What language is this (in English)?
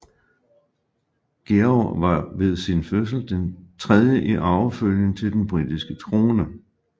Danish